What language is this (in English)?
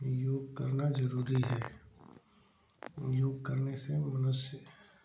Hindi